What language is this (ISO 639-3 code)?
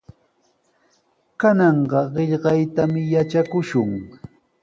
qws